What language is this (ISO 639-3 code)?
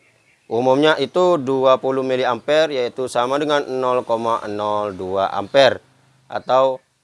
ind